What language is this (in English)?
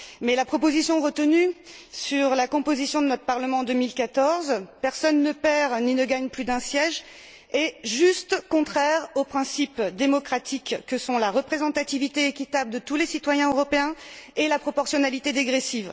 French